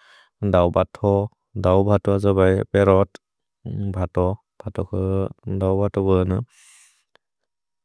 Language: Bodo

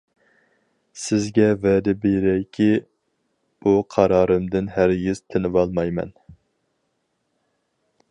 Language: Uyghur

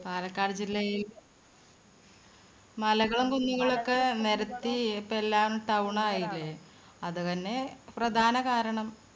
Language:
Malayalam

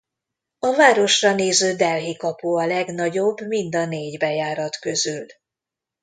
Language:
Hungarian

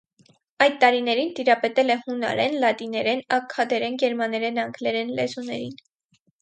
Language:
Armenian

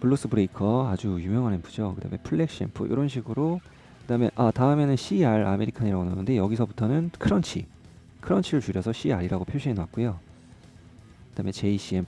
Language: Korean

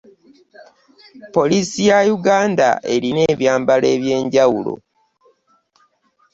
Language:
Ganda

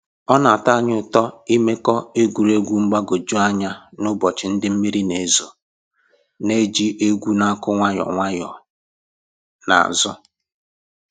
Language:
Igbo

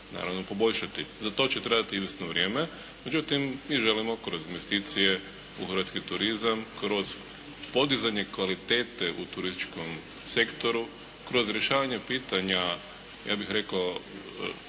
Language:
Croatian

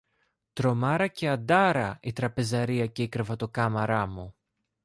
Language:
Greek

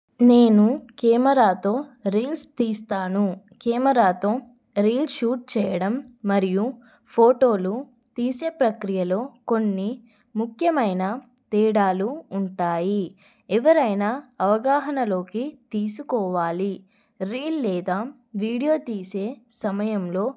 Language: Telugu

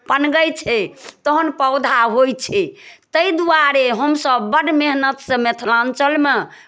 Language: Maithili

